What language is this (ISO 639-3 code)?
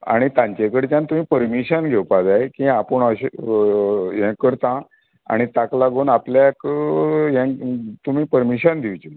kok